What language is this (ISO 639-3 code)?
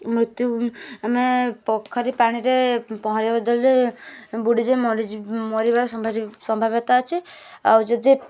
ori